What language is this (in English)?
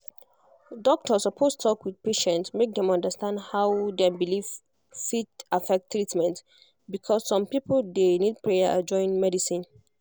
Nigerian Pidgin